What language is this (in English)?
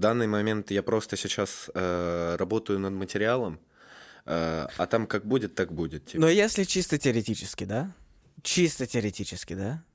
Russian